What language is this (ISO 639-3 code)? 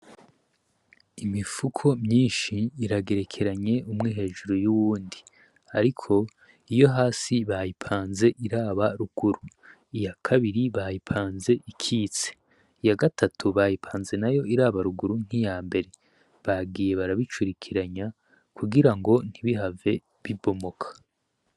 run